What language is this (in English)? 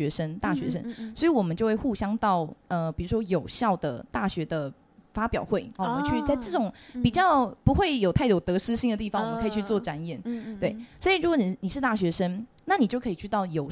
Chinese